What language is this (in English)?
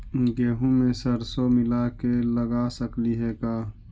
Magahi